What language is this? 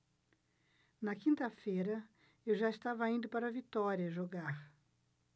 Portuguese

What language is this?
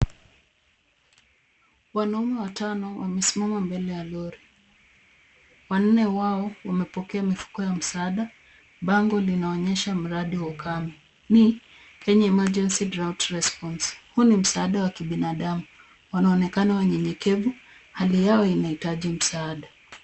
Swahili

